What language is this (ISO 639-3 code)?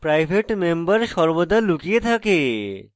ben